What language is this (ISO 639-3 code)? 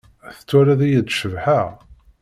kab